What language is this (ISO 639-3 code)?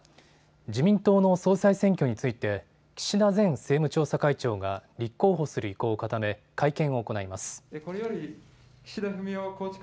jpn